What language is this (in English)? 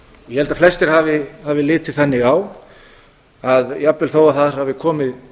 Icelandic